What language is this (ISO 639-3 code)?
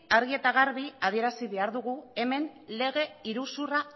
eus